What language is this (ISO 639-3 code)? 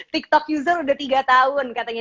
ind